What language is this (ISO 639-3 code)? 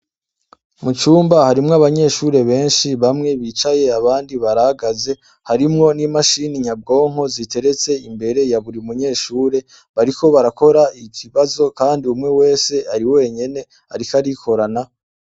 run